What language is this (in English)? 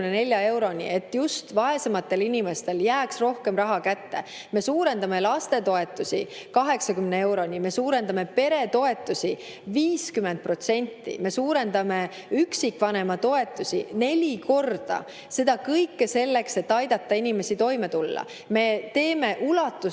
Estonian